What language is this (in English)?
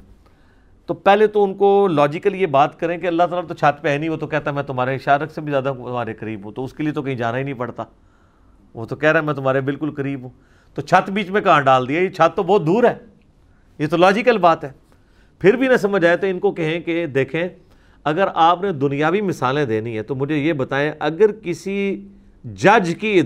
Urdu